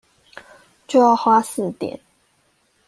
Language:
Chinese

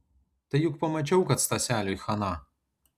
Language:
Lithuanian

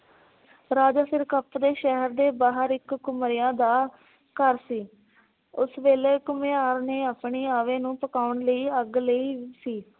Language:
Punjabi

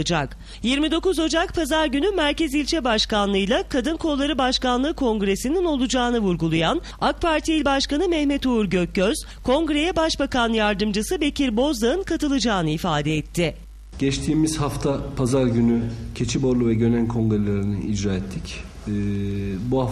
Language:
Turkish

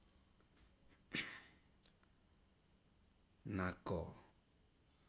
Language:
Loloda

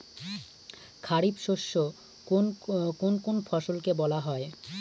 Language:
Bangla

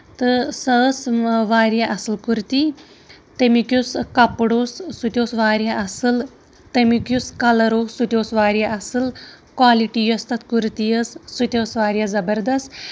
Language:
Kashmiri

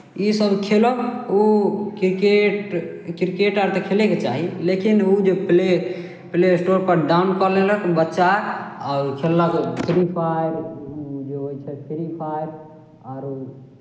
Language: Maithili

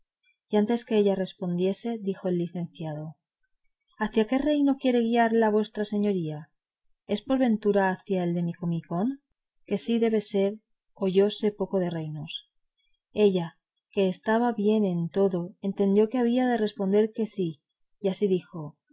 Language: Spanish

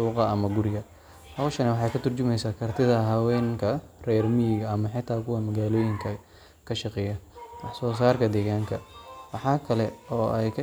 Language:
Somali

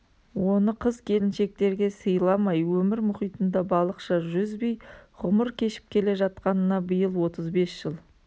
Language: Kazakh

